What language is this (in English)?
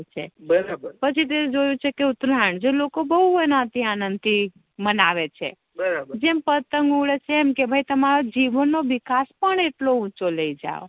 Gujarati